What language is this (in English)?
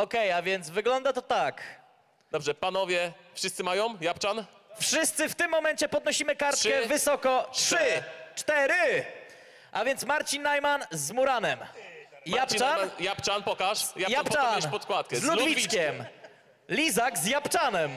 Polish